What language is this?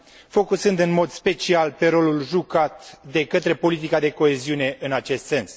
Romanian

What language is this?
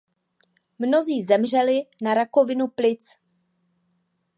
Czech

